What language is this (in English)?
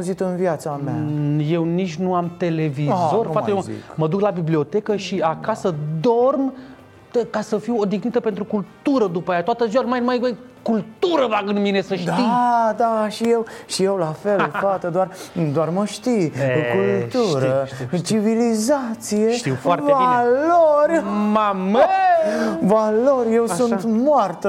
Romanian